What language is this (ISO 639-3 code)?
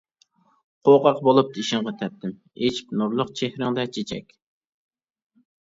uig